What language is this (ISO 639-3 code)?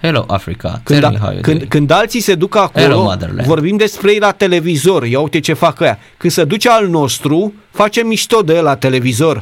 ron